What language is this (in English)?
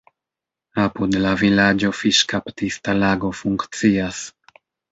Esperanto